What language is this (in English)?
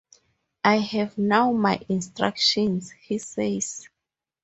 English